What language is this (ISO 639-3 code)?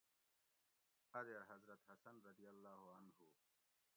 gwc